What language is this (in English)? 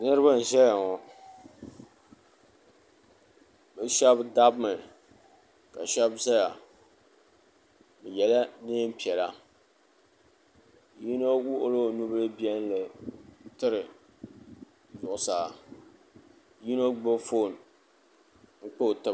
Dagbani